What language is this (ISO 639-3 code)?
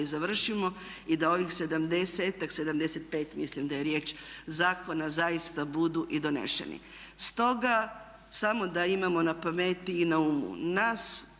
hrv